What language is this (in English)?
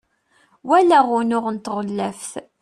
Kabyle